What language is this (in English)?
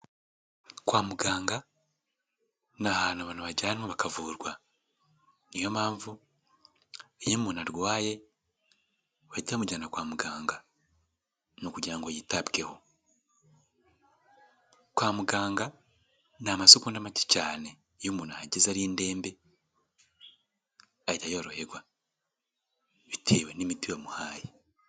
Kinyarwanda